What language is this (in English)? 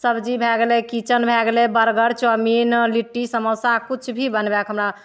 Maithili